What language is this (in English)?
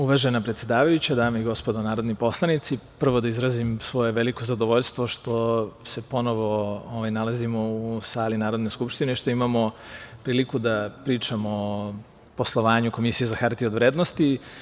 Serbian